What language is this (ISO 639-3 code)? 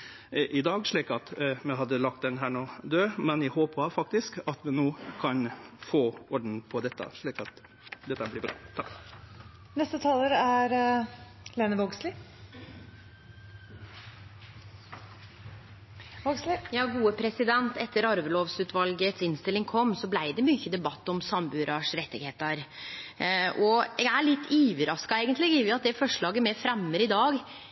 nno